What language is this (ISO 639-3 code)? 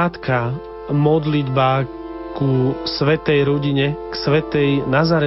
slk